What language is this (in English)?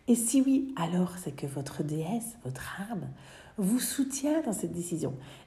French